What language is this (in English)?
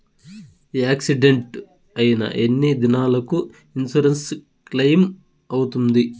Telugu